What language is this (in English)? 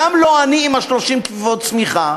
Hebrew